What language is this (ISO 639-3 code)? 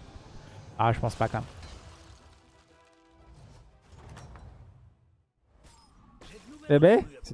fra